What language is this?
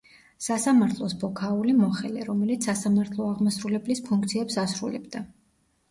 Georgian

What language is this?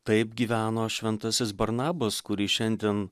Lithuanian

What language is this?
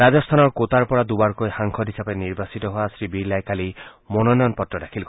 Assamese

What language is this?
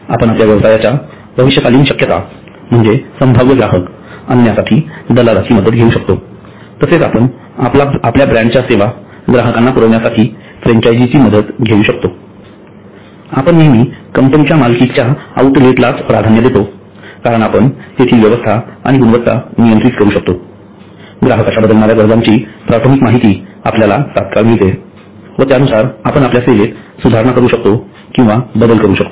Marathi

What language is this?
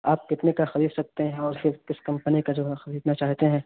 Urdu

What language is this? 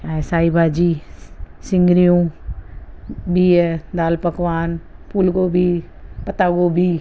Sindhi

